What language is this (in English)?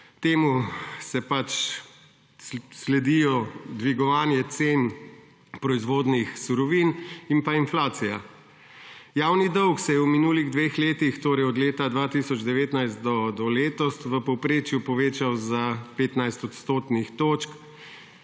Slovenian